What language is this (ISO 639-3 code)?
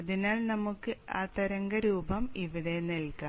mal